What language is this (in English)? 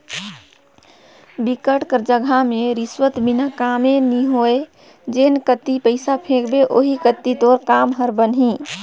Chhattisgarhi